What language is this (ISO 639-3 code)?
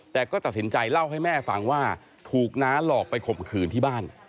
tha